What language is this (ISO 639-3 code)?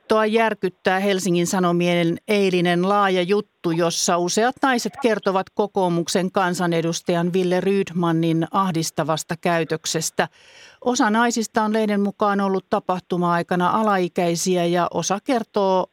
fin